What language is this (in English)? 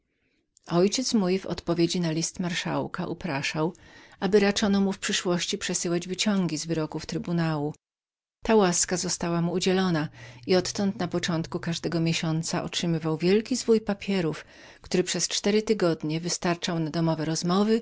Polish